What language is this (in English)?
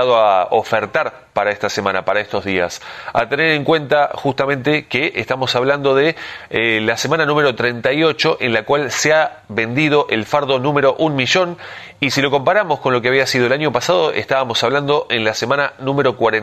Spanish